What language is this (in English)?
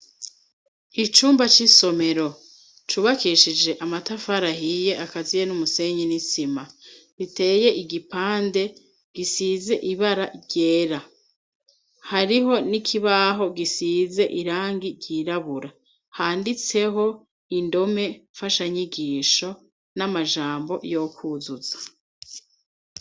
Rundi